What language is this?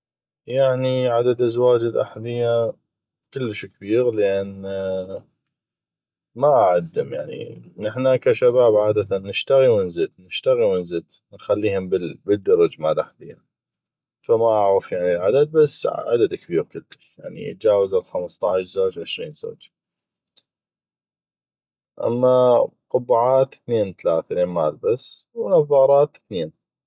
North Mesopotamian Arabic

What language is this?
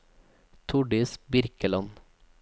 Norwegian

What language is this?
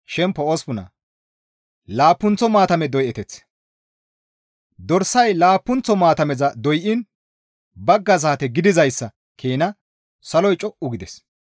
Gamo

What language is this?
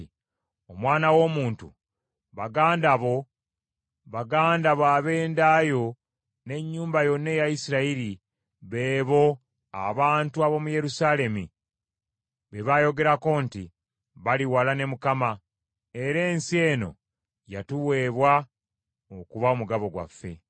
Ganda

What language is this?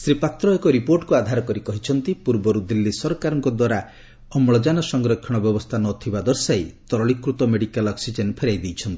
Odia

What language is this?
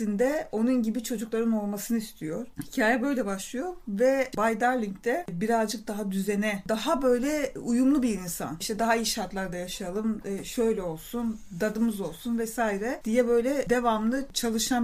Turkish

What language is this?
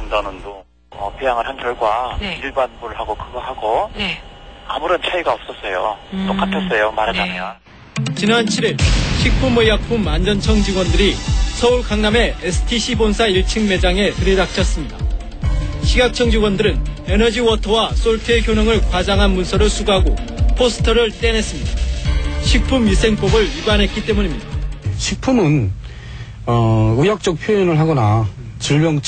Korean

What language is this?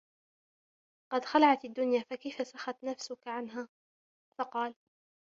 Arabic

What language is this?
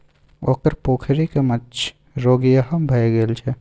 Maithili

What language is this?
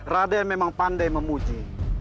Indonesian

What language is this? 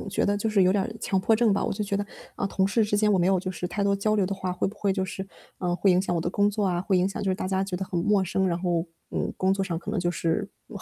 Chinese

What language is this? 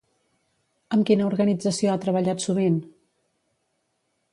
Catalan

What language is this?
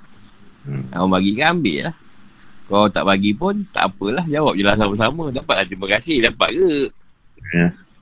Malay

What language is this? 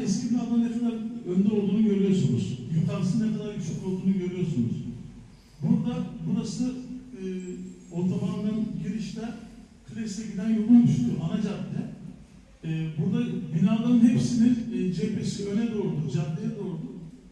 Turkish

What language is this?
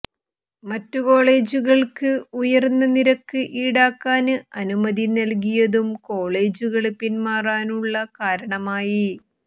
Malayalam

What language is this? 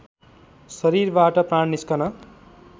Nepali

